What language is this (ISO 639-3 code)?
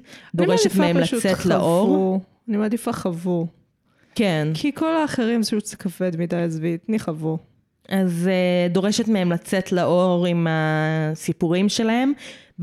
heb